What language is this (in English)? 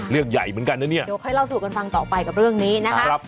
Thai